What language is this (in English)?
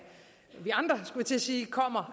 Danish